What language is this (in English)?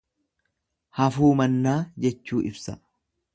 Oromo